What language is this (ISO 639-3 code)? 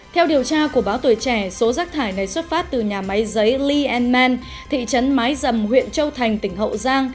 vie